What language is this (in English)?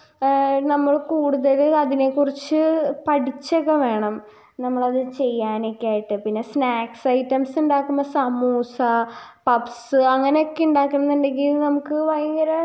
Malayalam